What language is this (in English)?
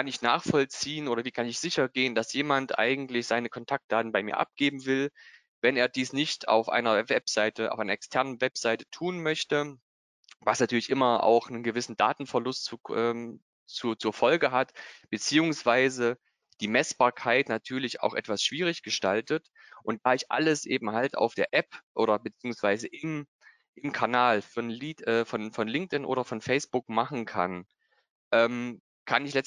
German